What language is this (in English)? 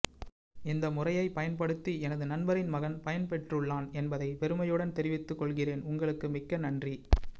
Tamil